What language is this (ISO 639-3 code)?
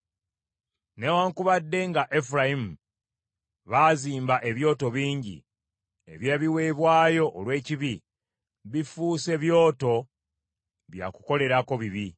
lug